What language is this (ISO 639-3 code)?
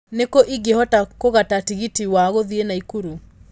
kik